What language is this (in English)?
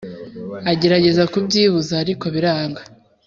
Kinyarwanda